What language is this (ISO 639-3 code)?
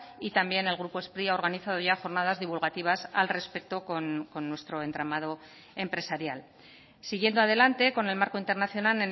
spa